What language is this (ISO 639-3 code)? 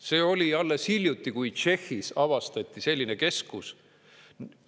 est